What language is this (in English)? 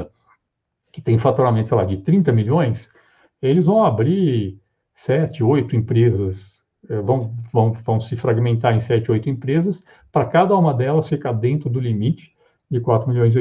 Portuguese